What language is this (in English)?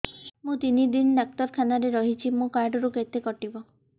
Odia